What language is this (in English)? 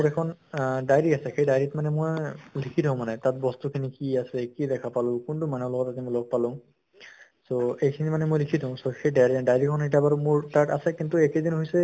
Assamese